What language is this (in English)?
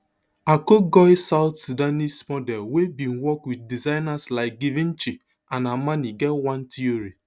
Nigerian Pidgin